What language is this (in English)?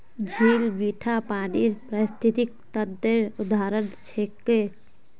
Magahi